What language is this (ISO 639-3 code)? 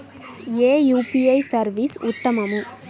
tel